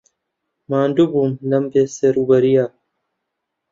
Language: Central Kurdish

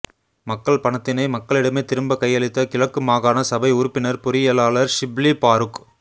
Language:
Tamil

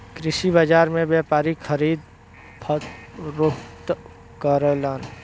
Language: Bhojpuri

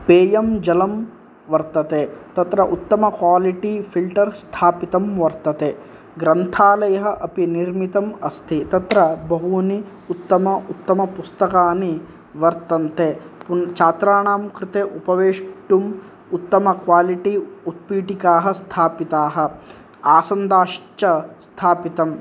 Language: Sanskrit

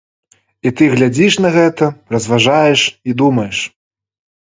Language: Belarusian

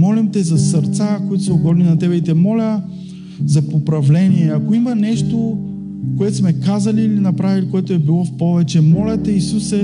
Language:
Bulgarian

